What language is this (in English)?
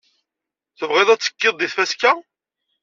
Kabyle